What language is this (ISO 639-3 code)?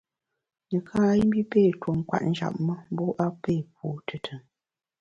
bax